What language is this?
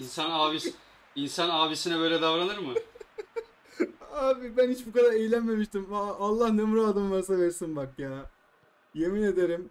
Turkish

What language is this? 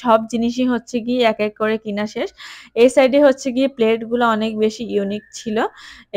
Hindi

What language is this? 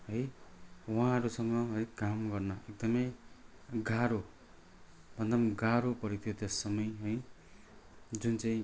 Nepali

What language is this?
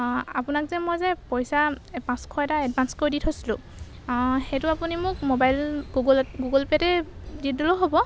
Assamese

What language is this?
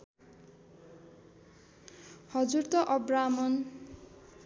Nepali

